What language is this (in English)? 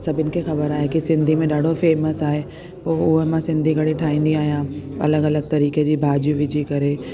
Sindhi